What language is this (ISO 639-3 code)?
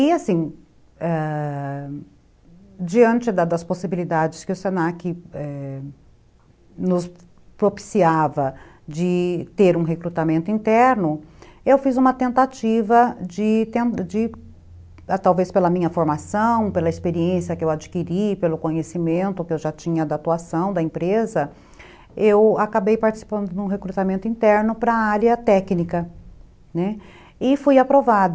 por